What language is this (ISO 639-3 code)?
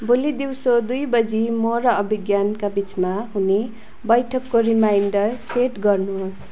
nep